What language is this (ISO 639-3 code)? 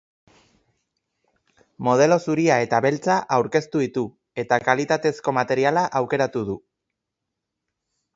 eus